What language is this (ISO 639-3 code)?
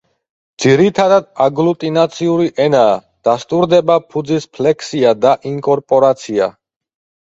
kat